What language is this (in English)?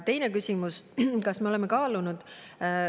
Estonian